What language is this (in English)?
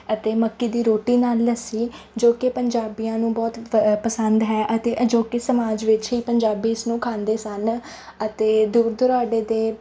Punjabi